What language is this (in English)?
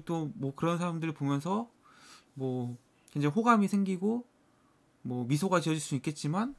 Korean